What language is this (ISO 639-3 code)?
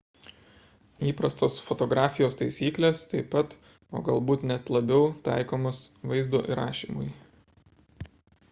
lit